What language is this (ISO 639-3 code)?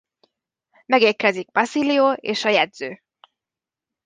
hun